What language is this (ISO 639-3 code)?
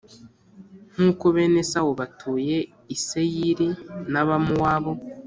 kin